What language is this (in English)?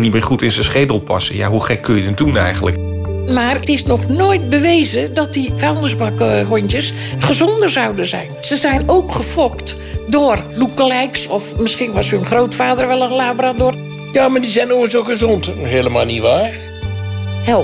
Dutch